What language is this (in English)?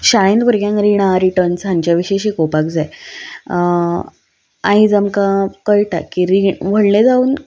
Konkani